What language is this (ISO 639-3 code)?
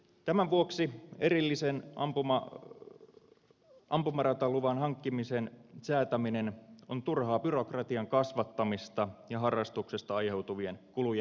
fin